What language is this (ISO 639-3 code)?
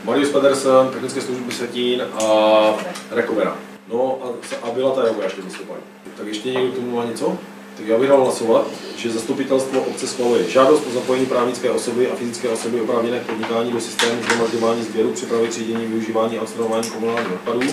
ces